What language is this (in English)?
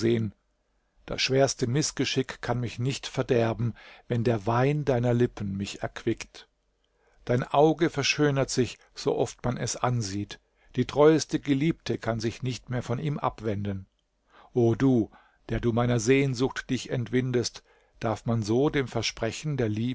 German